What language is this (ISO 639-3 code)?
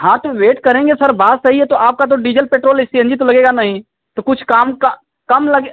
hin